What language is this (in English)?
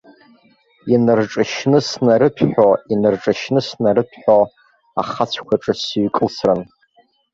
Abkhazian